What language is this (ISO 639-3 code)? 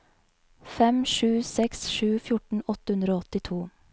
nor